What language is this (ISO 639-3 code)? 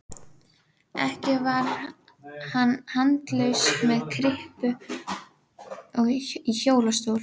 isl